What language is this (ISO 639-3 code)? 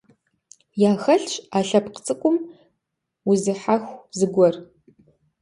kbd